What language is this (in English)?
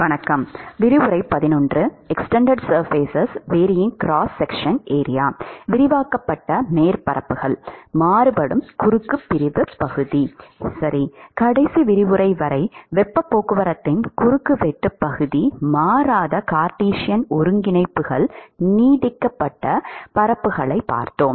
Tamil